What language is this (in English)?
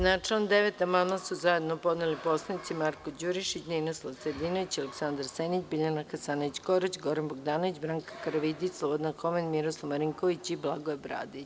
Serbian